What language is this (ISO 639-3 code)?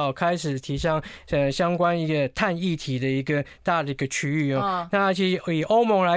zho